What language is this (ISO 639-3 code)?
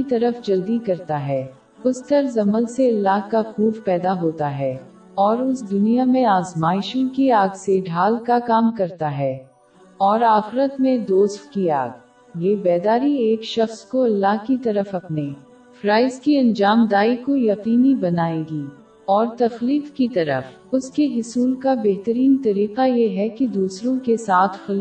urd